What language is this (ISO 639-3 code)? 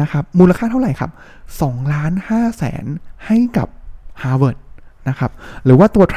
tha